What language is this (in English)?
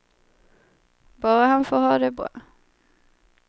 Swedish